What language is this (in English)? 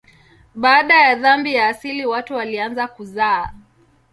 Swahili